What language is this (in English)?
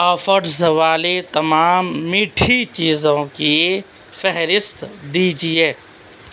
Urdu